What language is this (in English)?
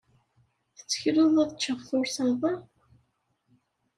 Kabyle